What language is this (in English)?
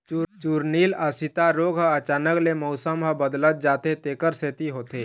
Chhattisgarhi